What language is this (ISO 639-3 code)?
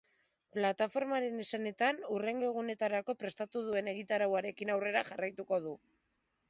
eus